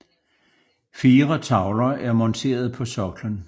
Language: Danish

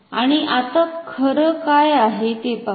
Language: Marathi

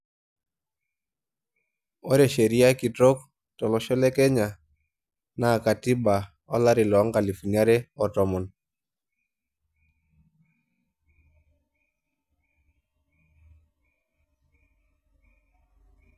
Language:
Masai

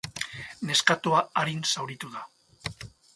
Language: Basque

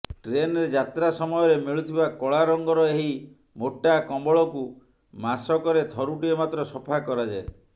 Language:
Odia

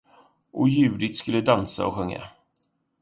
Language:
Swedish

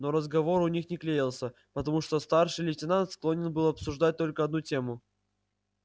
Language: Russian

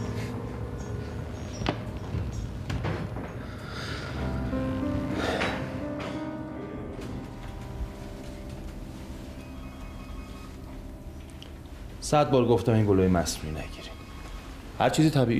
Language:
Persian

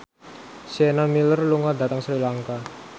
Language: Javanese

